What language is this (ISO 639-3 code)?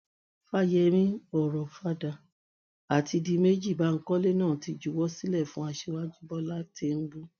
yor